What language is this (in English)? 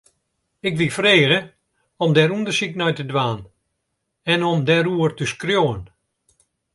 Western Frisian